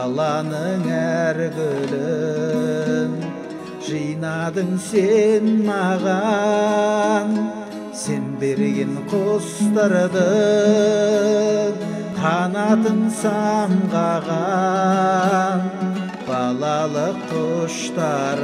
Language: Arabic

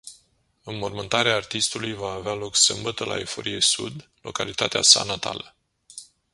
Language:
Romanian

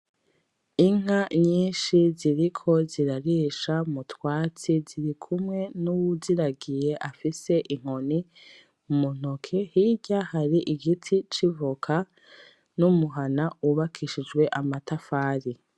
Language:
Rundi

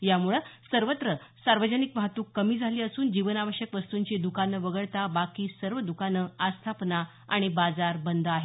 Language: Marathi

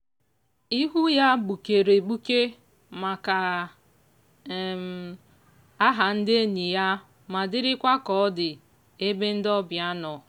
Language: Igbo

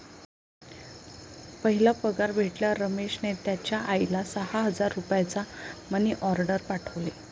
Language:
Marathi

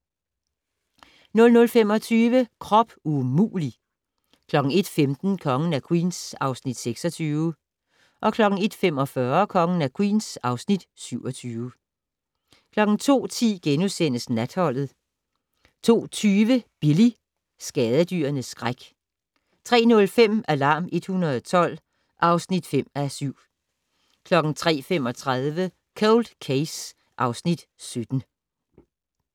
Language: Danish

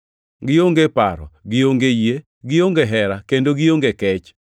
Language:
Luo (Kenya and Tanzania)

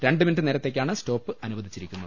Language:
Malayalam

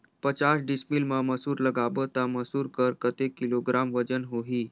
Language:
Chhattisgarhi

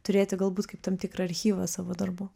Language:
Lithuanian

